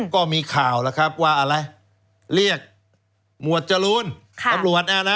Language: Thai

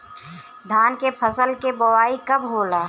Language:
Bhojpuri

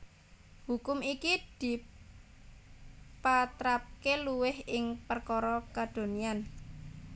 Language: Javanese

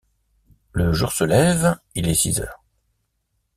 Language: French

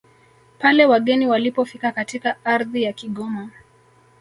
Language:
Swahili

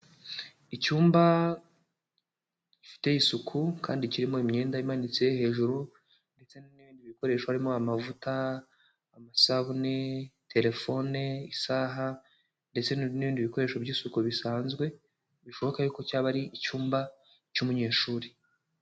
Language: Kinyarwanda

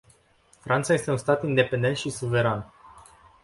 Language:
Romanian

